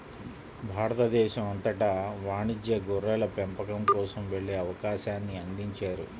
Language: Telugu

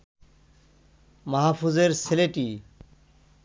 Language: Bangla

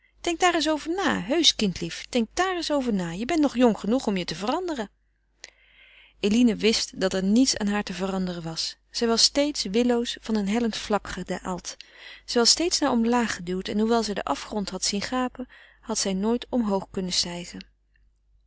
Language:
Dutch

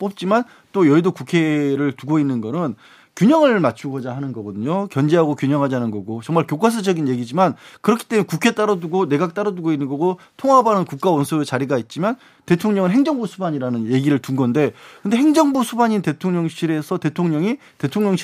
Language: Korean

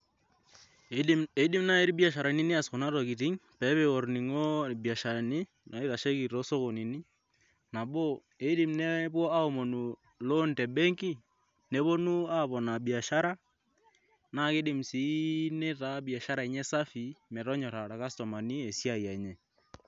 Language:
Masai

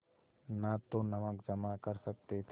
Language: Hindi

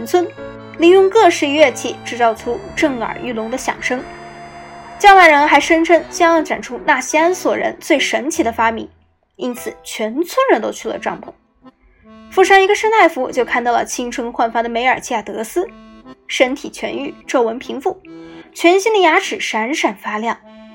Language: Chinese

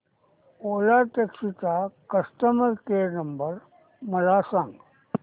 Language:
Marathi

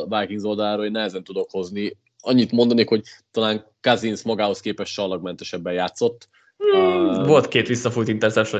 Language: Hungarian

